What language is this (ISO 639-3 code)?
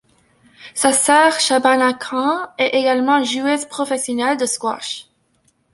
fra